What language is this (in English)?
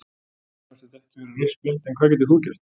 Icelandic